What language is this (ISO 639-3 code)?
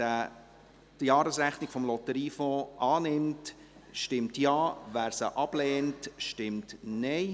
gsw